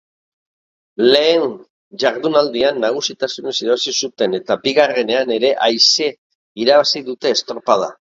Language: Basque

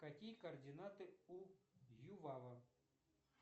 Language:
Russian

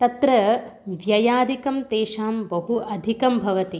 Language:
Sanskrit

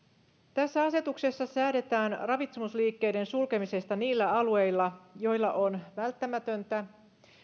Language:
Finnish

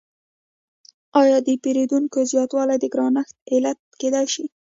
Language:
Pashto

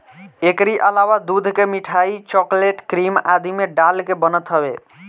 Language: Bhojpuri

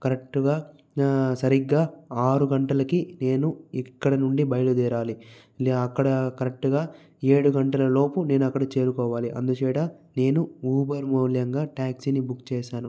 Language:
Telugu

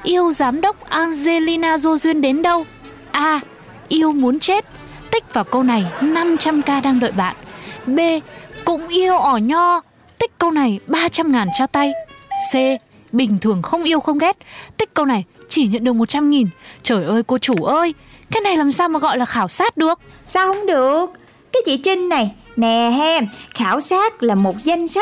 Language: Vietnamese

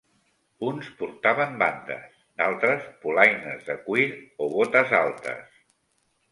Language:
Catalan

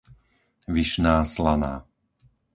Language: Slovak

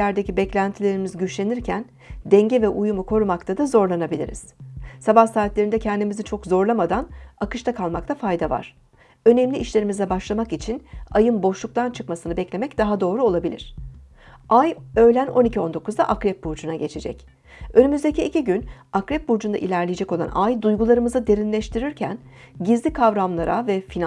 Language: Turkish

